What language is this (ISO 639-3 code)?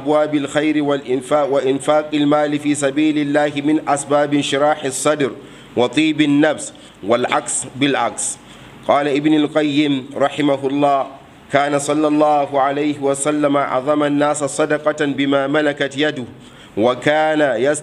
ara